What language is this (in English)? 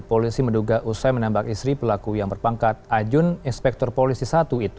Indonesian